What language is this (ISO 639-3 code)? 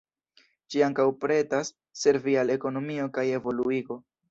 epo